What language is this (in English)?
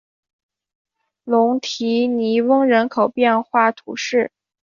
Chinese